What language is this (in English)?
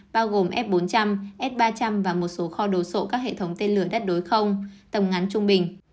Vietnamese